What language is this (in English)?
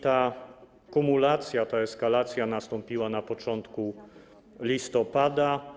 Polish